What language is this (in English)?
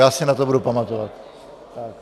Czech